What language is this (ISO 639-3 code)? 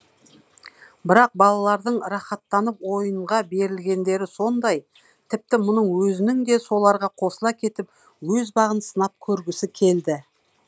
kaz